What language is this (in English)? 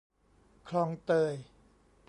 Thai